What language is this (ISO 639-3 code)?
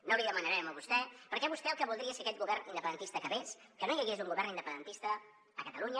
cat